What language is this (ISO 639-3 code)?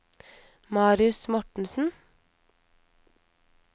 nor